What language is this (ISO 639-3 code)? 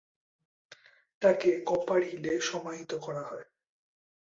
ben